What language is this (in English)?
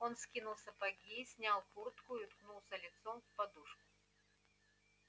Russian